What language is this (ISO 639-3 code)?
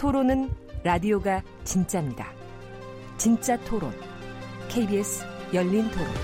kor